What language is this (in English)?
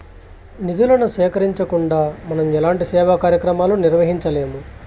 Telugu